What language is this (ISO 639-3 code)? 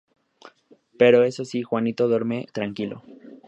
spa